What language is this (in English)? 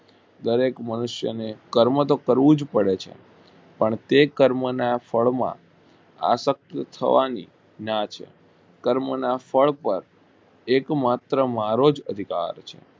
Gujarati